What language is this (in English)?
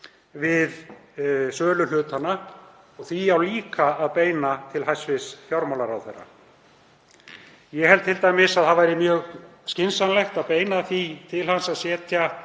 Icelandic